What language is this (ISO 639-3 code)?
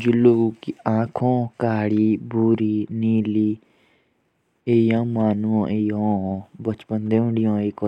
jns